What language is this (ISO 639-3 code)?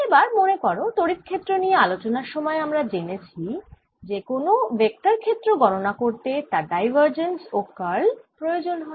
ben